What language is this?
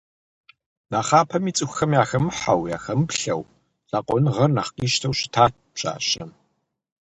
Kabardian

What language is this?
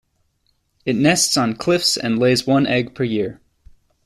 English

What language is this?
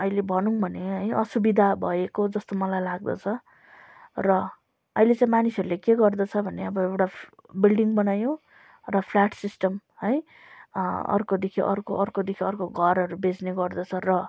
Nepali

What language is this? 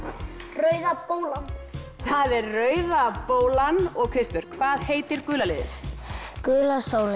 Icelandic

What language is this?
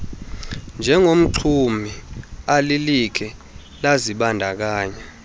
Xhosa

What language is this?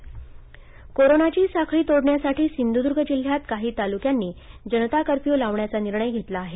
Marathi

